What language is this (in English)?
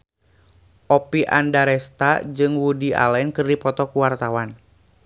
Sundanese